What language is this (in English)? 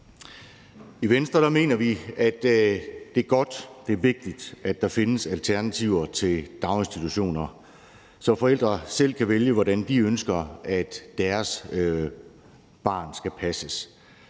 Danish